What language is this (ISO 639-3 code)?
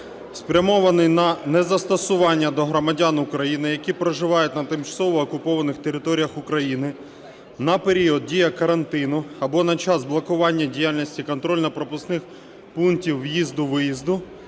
ukr